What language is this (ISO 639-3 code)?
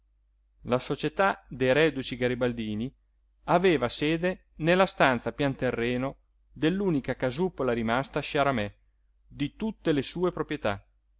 ita